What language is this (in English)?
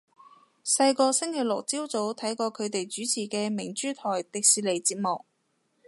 Cantonese